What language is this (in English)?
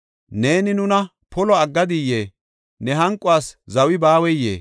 Gofa